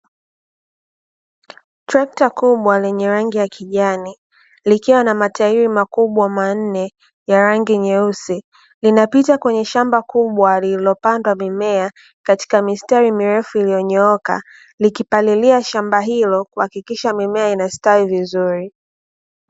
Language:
Swahili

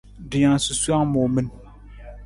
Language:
Nawdm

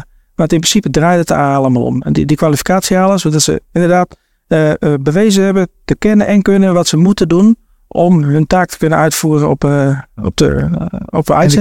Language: Dutch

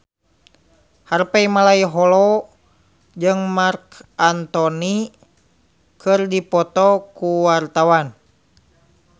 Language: Sundanese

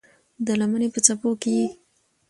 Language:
Pashto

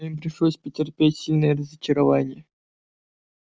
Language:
Russian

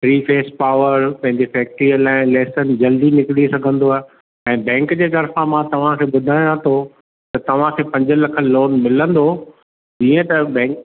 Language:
Sindhi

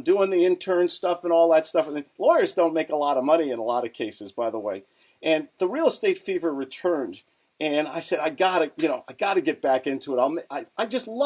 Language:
English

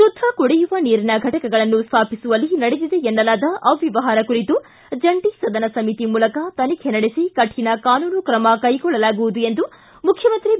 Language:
Kannada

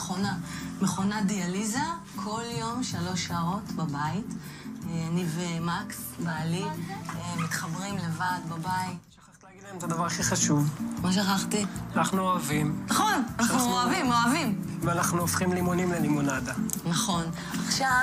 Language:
Hebrew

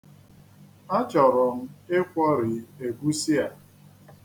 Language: Igbo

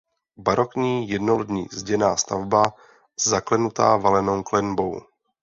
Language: Czech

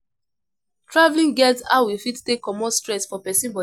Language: Nigerian Pidgin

